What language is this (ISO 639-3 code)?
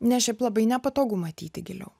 lit